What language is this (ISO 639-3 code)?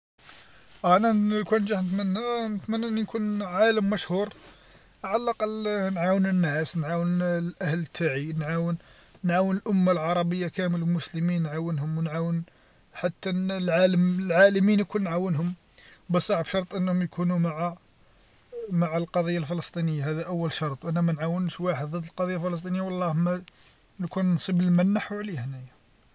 arq